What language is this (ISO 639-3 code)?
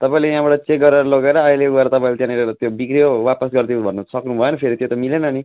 nep